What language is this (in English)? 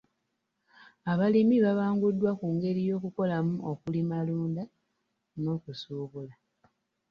Ganda